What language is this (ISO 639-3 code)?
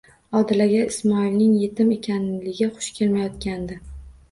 uzb